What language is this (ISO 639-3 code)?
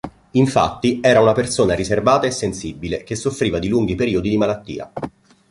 ita